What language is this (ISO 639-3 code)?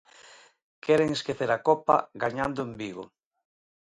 glg